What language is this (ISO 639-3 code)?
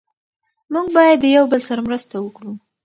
pus